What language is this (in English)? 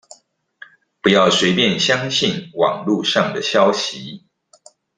Chinese